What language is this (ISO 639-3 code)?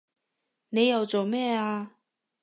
yue